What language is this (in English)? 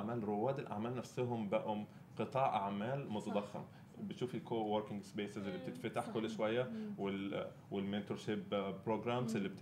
Arabic